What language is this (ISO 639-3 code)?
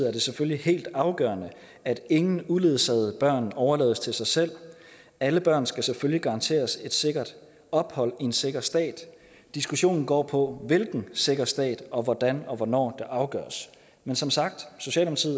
dan